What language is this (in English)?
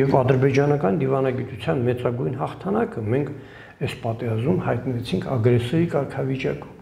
Turkish